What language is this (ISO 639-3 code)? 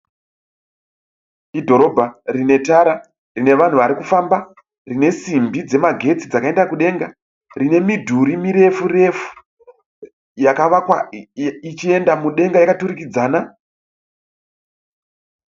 sna